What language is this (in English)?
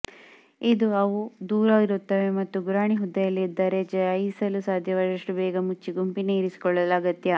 Kannada